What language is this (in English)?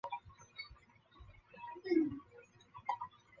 Chinese